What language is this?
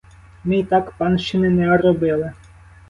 Ukrainian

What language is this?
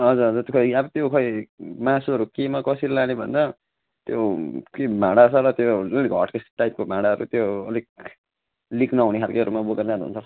Nepali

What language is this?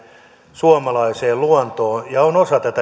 Finnish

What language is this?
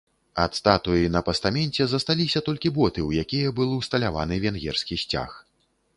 Belarusian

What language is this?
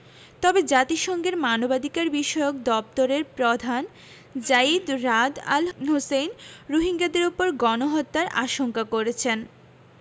Bangla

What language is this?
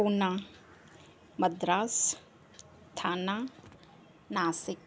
Sindhi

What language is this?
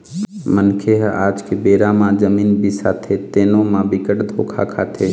Chhattisgarhi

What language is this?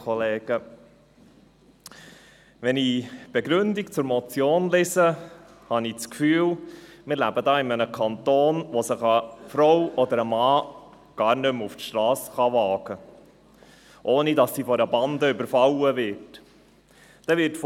Swiss German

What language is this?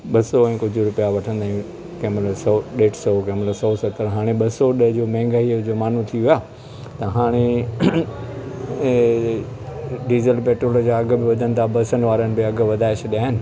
Sindhi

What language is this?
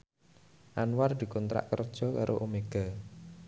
Javanese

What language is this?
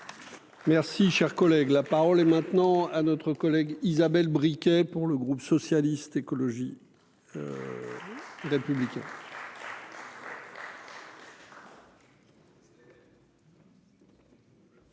French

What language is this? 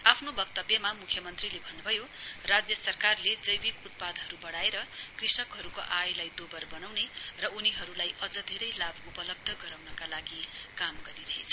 Nepali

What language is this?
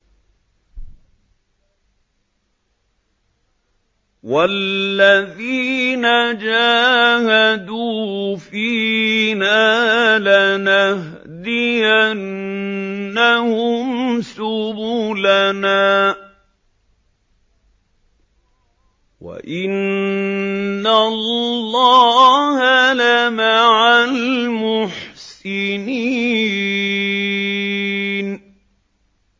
Arabic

